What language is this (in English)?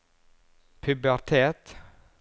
Norwegian